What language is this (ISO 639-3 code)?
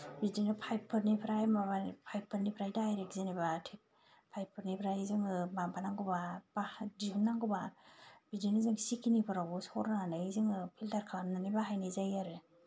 brx